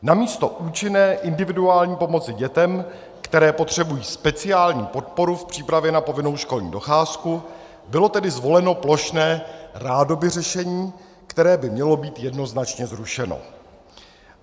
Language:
Czech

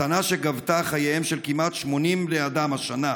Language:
Hebrew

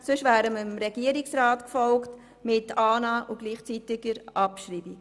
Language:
Swiss German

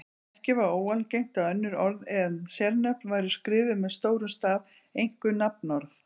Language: Icelandic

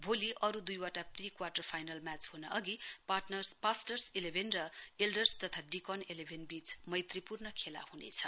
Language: Nepali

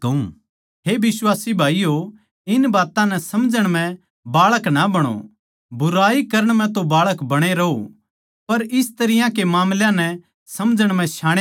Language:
Haryanvi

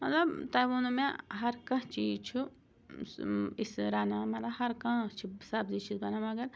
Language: Kashmiri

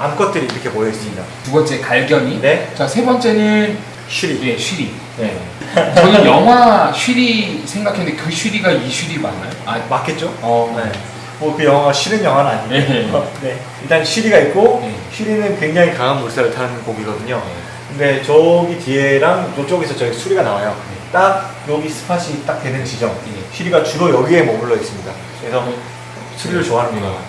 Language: Korean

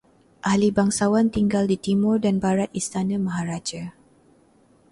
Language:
Malay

